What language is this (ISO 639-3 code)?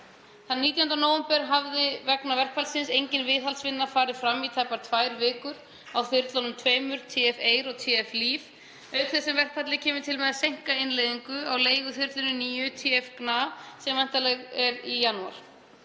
isl